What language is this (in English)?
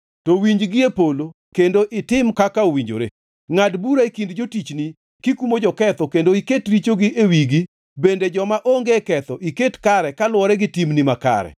Luo (Kenya and Tanzania)